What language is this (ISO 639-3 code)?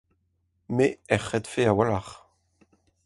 bre